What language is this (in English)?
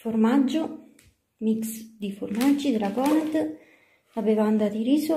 Italian